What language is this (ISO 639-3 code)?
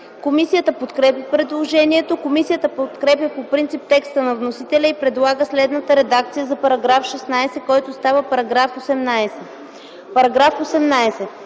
bul